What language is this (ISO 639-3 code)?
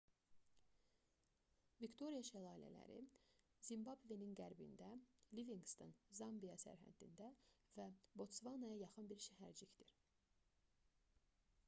aze